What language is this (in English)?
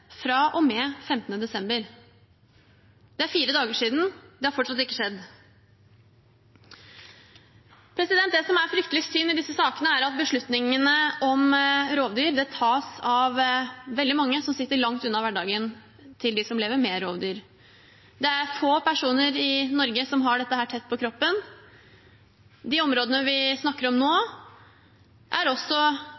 Norwegian Bokmål